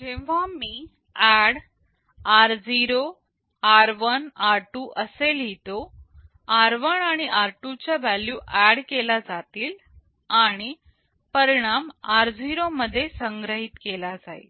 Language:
Marathi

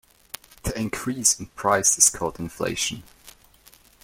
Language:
English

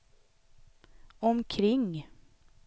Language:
Swedish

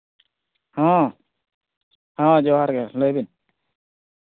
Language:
Santali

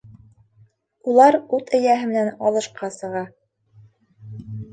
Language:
Bashkir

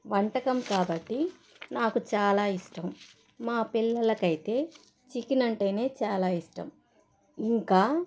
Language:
Telugu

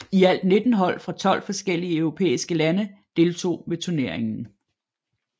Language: Danish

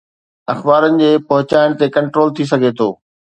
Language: Sindhi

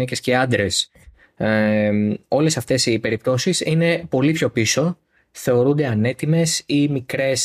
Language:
Greek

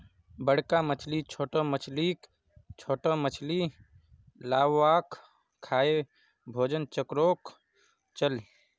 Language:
Magahi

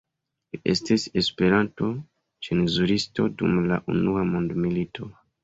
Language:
Esperanto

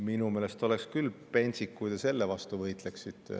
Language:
Estonian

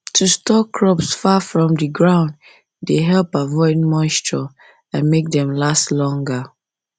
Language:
Nigerian Pidgin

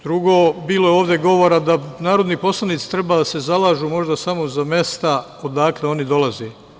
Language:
Serbian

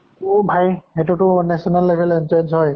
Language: Assamese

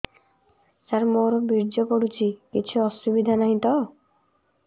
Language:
Odia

